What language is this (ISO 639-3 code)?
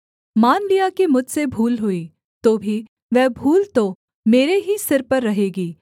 hin